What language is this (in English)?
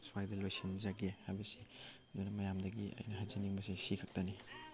Manipuri